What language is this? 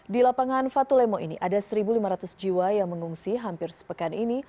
Indonesian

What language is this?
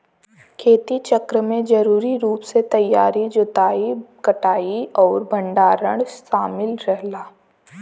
Bhojpuri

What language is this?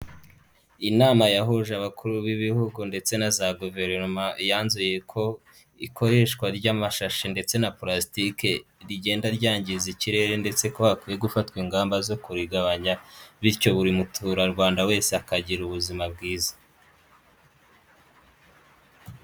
Kinyarwanda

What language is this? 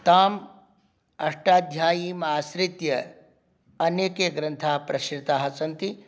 Sanskrit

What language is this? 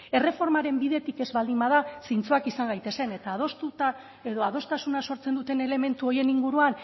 Basque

